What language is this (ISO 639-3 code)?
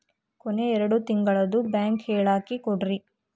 kan